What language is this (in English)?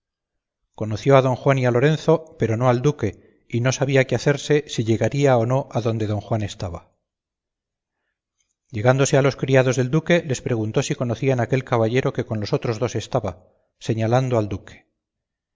Spanish